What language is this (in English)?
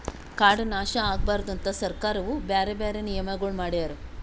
Kannada